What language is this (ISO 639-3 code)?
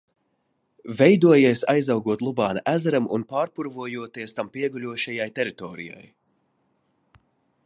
lav